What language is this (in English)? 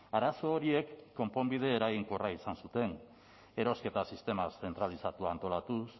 Basque